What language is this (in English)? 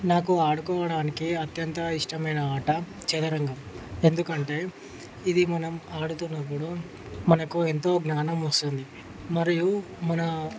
Telugu